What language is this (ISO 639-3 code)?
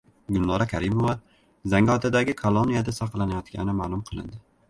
uzb